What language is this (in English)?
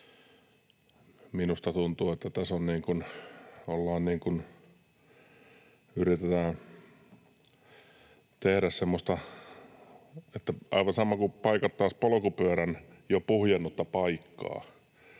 Finnish